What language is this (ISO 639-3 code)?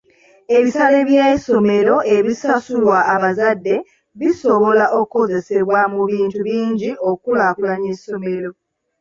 lug